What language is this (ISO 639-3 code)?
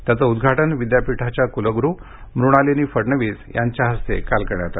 mar